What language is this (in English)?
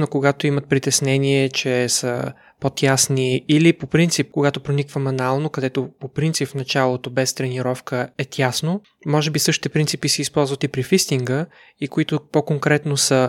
Bulgarian